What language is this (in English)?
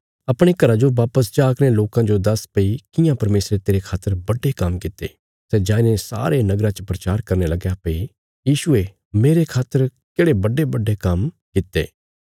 Bilaspuri